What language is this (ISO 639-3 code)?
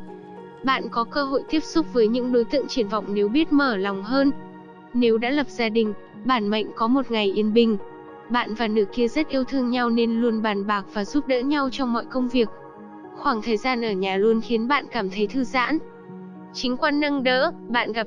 vie